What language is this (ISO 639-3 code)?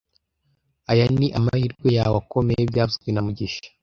kin